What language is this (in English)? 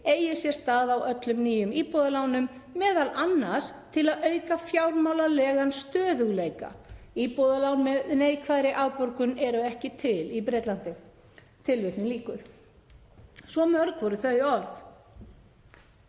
Icelandic